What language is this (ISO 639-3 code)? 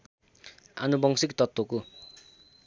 nep